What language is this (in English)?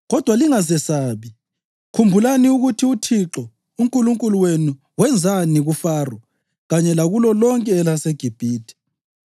North Ndebele